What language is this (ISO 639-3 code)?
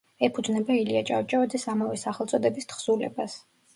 kat